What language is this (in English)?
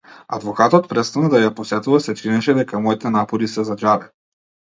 Macedonian